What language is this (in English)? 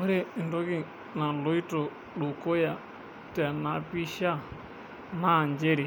Masai